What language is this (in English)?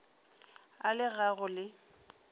Northern Sotho